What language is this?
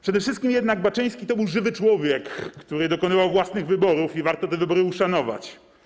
Polish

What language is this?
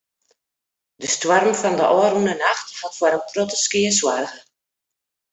Western Frisian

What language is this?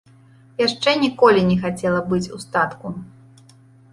Belarusian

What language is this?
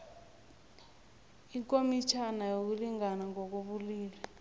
South Ndebele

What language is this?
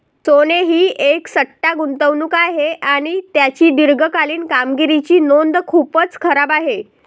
Marathi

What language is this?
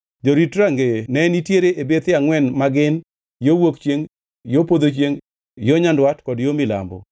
Luo (Kenya and Tanzania)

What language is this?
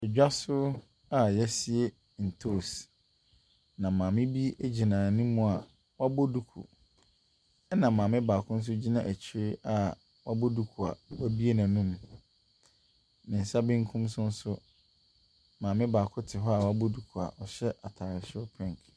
Akan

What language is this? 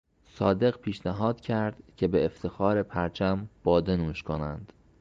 Persian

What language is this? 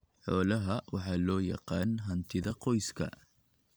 Somali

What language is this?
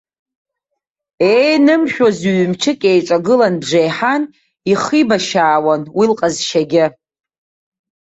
Abkhazian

